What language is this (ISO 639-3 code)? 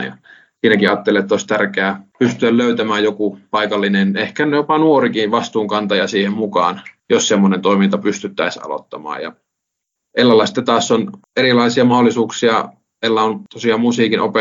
fin